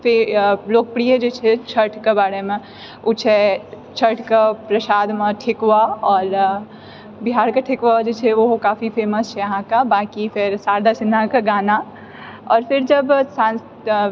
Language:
Maithili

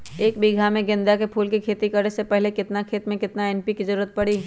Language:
Magahi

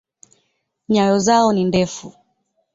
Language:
Swahili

